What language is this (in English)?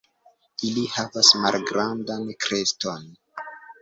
Esperanto